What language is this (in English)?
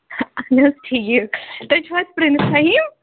Kashmiri